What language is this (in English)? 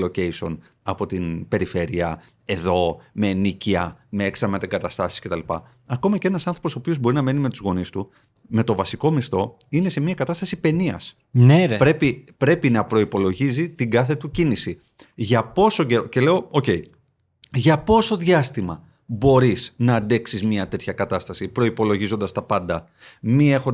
Greek